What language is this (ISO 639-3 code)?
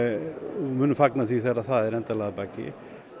isl